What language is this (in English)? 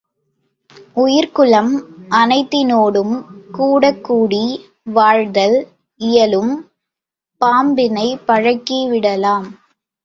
Tamil